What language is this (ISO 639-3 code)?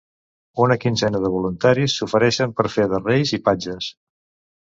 cat